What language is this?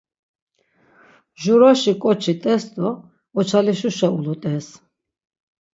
Laz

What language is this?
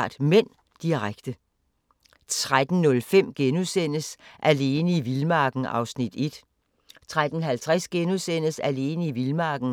Danish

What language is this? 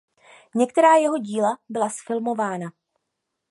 Czech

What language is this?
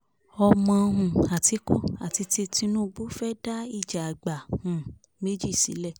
Yoruba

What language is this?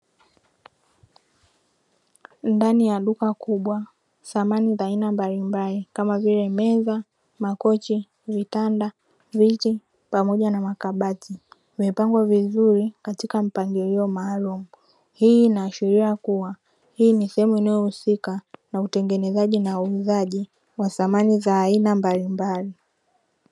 Swahili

